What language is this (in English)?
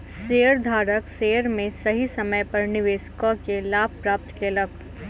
Maithili